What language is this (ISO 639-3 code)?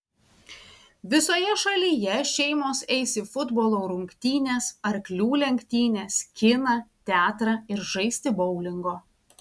lit